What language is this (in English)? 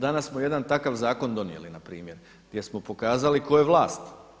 Croatian